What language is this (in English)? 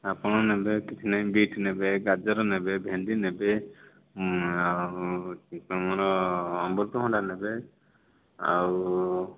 Odia